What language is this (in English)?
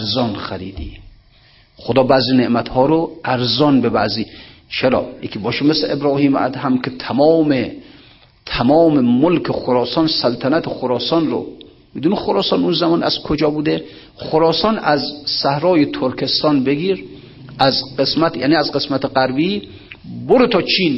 Persian